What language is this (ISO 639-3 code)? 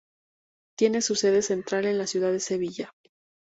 spa